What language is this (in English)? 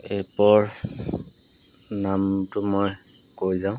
Assamese